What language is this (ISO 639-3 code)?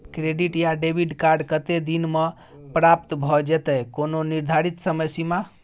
mai